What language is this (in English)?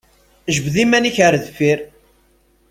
Kabyle